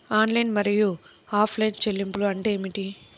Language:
Telugu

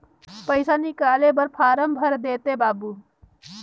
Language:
Chhattisgarhi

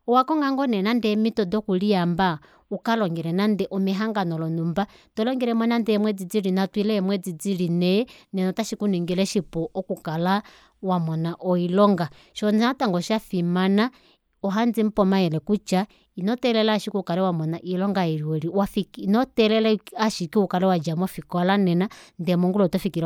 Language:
Kuanyama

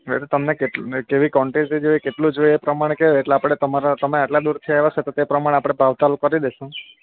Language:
Gujarati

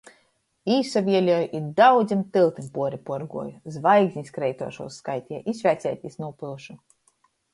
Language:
Latgalian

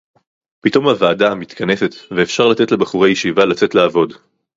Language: Hebrew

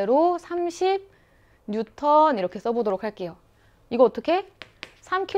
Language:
Korean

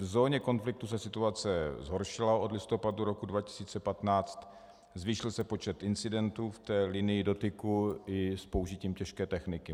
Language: Czech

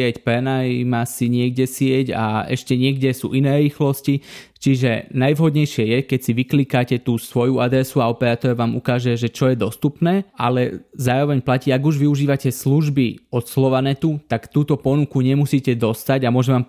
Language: Slovak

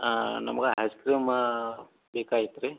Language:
Kannada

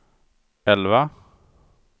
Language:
Swedish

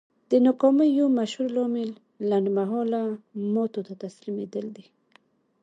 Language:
Pashto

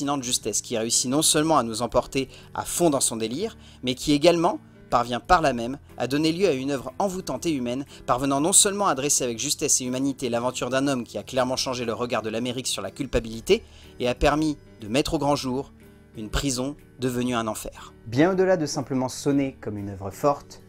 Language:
French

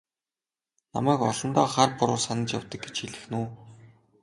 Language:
Mongolian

